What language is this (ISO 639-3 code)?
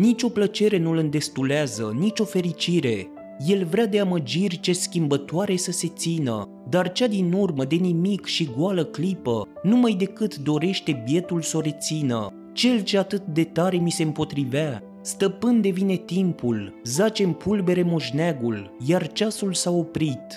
ron